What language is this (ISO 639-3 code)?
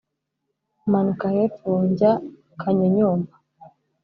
kin